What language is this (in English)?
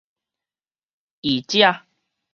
Min Nan Chinese